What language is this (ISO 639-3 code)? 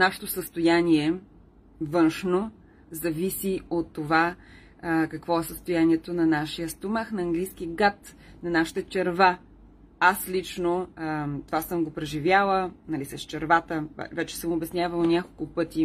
bul